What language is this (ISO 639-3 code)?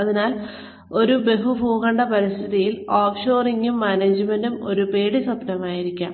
mal